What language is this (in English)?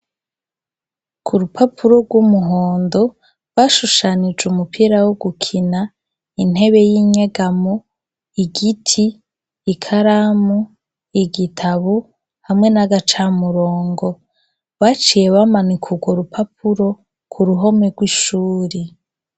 Rundi